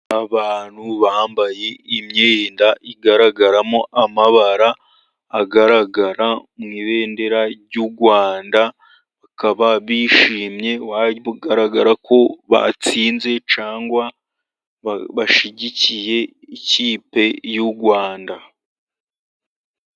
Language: Kinyarwanda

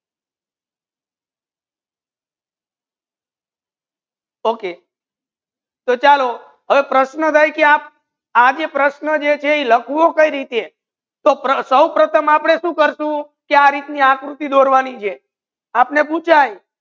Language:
Gujarati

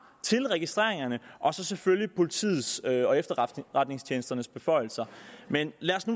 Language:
Danish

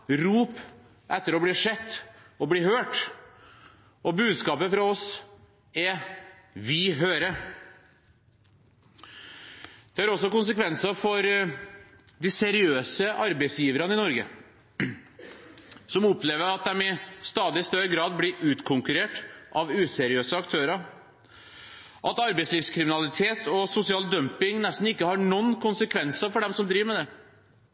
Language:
Norwegian Bokmål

